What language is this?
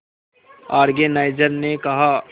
Hindi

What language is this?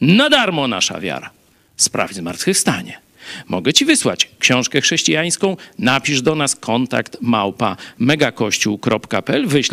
Polish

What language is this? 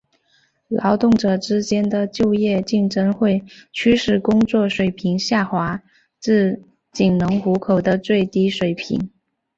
Chinese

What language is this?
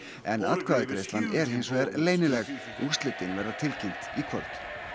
Icelandic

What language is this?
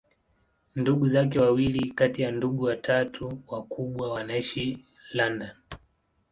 Swahili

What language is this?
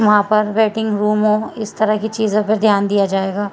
Urdu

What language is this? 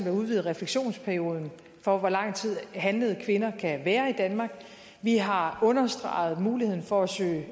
Danish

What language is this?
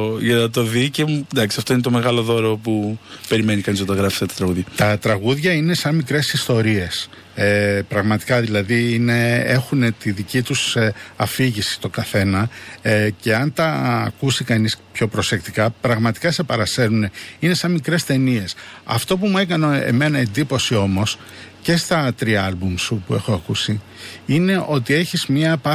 Greek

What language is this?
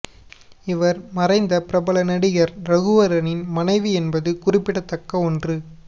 Tamil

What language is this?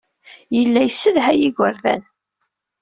Kabyle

